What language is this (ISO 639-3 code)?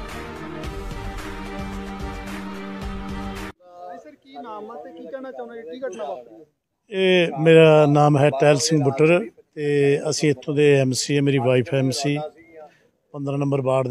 pan